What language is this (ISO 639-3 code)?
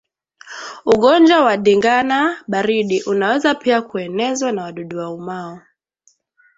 swa